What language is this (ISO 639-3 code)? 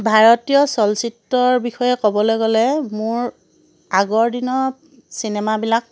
asm